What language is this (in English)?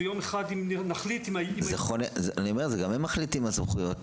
Hebrew